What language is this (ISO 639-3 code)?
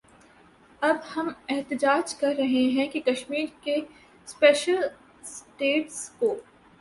urd